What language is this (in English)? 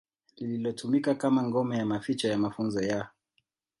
Swahili